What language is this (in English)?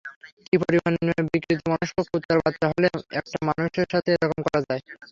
Bangla